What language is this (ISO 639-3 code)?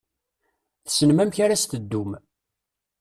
kab